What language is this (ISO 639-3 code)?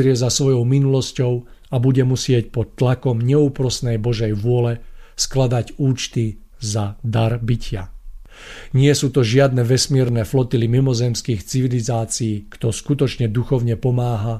slk